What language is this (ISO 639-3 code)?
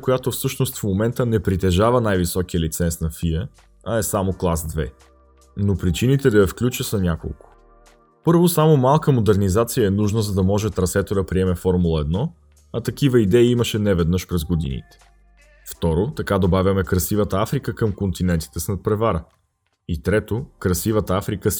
bul